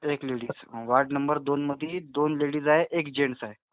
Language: Marathi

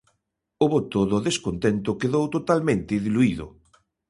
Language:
Galician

